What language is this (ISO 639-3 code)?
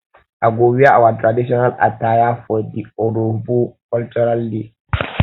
pcm